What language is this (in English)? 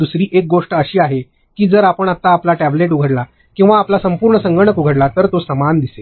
Marathi